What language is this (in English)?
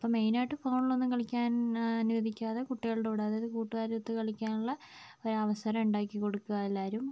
Malayalam